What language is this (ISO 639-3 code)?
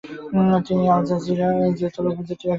ben